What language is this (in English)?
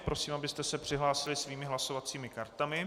Czech